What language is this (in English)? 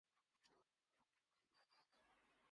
Urdu